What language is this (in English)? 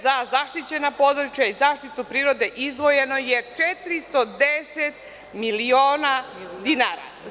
Serbian